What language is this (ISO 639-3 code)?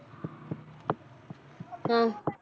pan